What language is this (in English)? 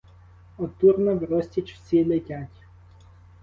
Ukrainian